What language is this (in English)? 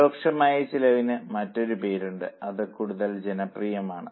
Malayalam